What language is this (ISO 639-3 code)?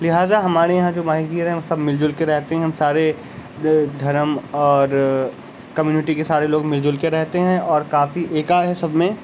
urd